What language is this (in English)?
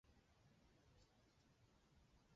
Chinese